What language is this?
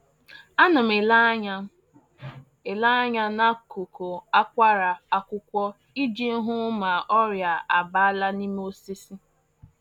Igbo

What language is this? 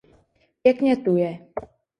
Czech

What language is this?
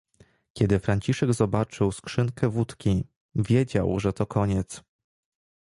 Polish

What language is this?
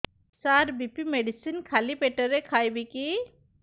Odia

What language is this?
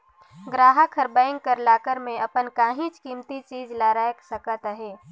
Chhattisgarhi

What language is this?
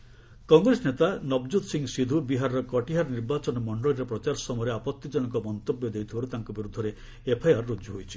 Odia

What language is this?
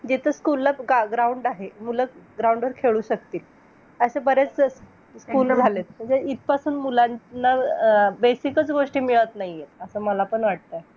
Marathi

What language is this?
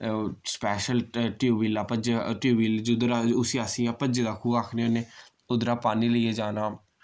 Dogri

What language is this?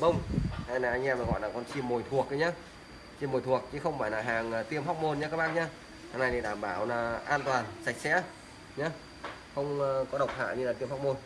Vietnamese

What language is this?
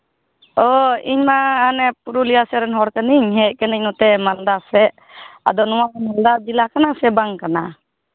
Santali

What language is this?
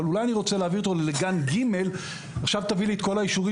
Hebrew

